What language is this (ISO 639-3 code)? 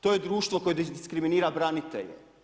hrv